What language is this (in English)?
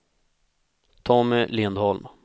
Swedish